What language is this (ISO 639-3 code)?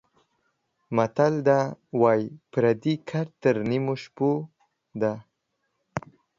pus